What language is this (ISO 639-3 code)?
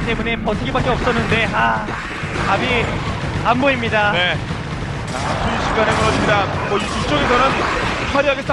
kor